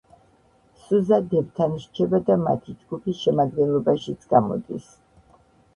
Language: Georgian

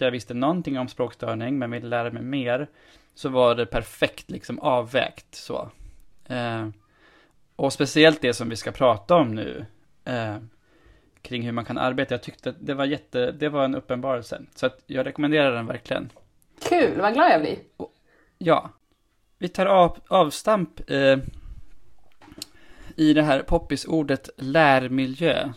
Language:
Swedish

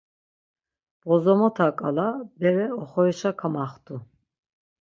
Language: Laz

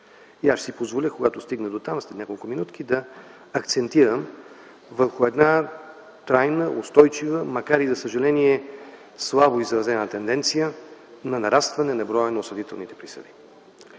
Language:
Bulgarian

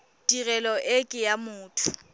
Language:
Tswana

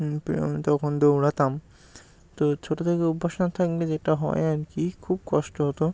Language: Bangla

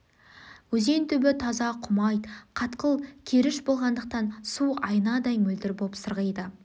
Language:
Kazakh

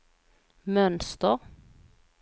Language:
Swedish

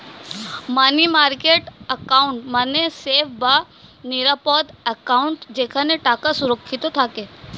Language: Bangla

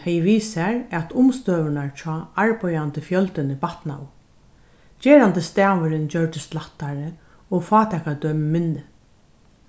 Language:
Faroese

